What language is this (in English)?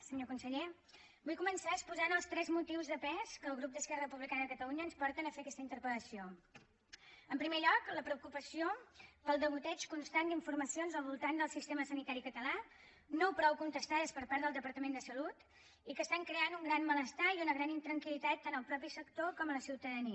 Catalan